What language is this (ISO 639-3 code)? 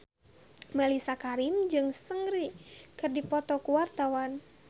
sun